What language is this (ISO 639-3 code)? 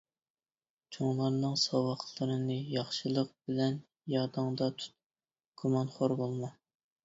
uig